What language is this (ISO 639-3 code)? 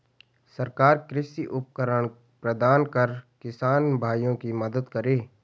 hin